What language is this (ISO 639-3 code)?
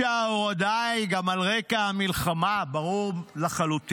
heb